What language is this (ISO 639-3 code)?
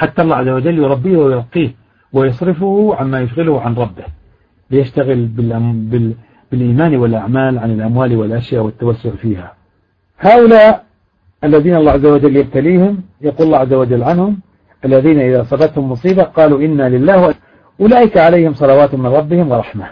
ara